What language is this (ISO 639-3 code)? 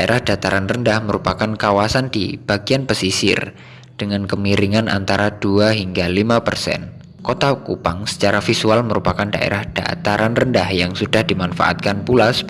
ind